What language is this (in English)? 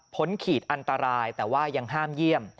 Thai